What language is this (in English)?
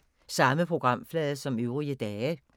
Danish